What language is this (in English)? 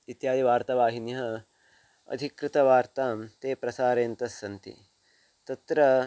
Sanskrit